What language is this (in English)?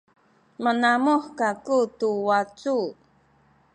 Sakizaya